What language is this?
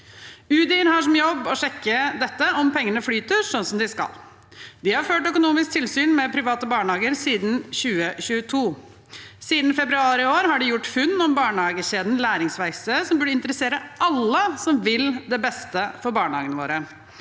Norwegian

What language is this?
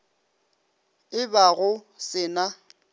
Northern Sotho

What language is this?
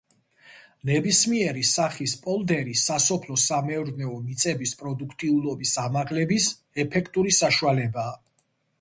Georgian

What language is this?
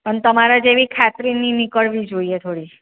Gujarati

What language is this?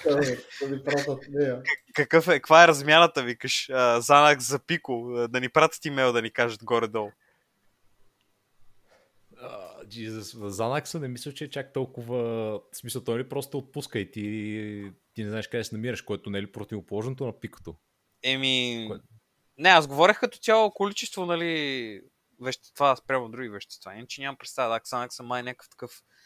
Bulgarian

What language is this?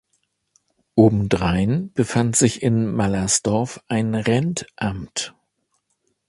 German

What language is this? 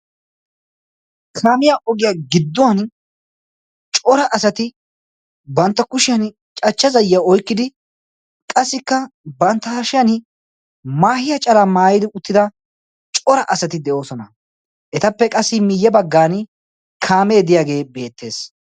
Wolaytta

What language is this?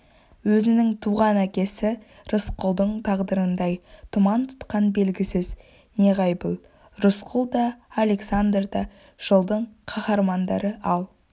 Kazakh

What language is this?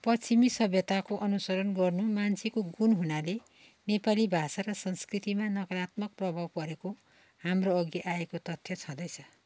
Nepali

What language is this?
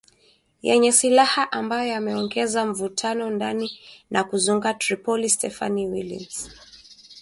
Swahili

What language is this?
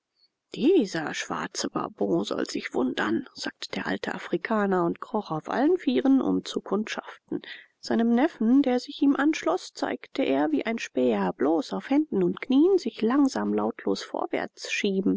German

